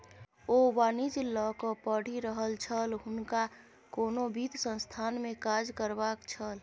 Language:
Maithili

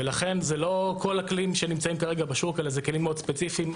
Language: Hebrew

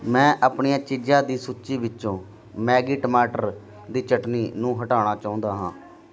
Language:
Punjabi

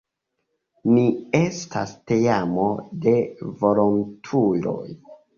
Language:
Esperanto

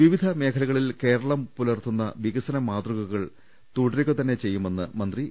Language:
Malayalam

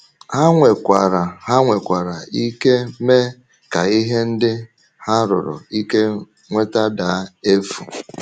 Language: Igbo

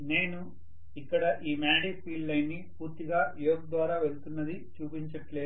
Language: Telugu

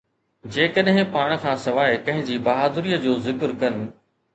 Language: Sindhi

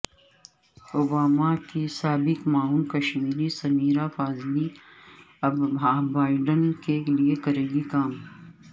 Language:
Urdu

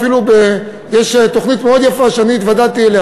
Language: Hebrew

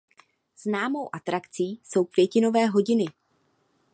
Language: Czech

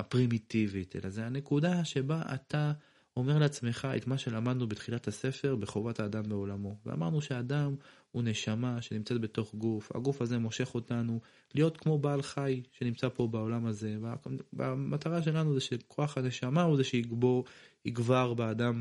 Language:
Hebrew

